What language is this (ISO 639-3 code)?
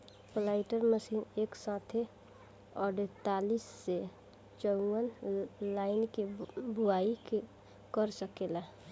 bho